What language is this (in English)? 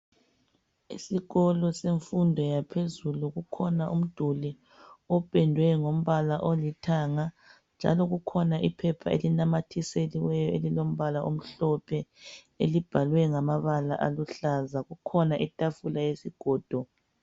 North Ndebele